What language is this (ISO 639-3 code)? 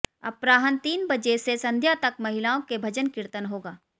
hin